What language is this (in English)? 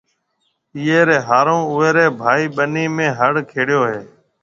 Marwari (Pakistan)